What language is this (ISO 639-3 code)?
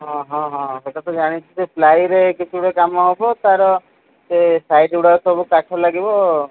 ori